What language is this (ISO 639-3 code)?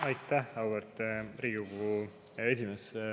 est